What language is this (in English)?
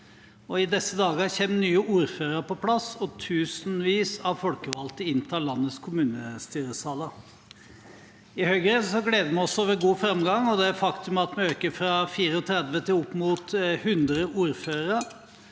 Norwegian